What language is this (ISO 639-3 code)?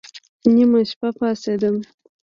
pus